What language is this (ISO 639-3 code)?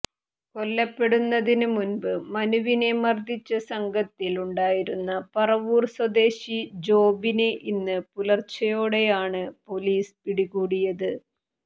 mal